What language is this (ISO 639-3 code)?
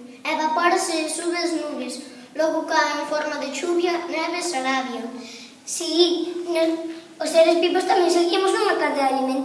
glg